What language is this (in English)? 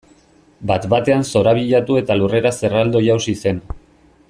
Basque